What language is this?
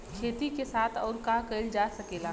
Bhojpuri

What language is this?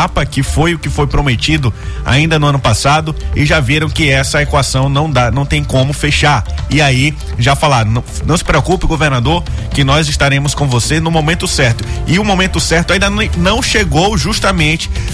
Portuguese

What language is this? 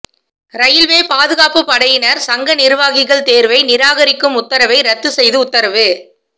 Tamil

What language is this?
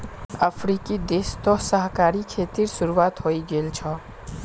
Magahi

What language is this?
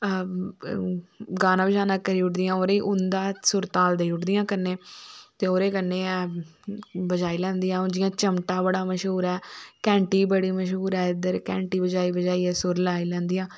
Dogri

